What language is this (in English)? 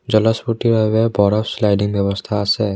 Assamese